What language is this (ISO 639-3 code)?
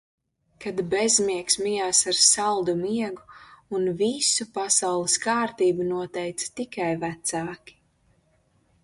lav